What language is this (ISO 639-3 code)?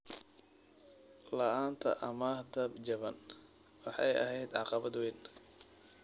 som